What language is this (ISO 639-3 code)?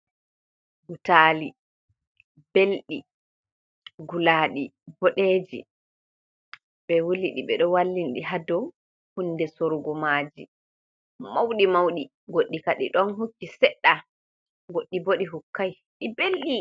ful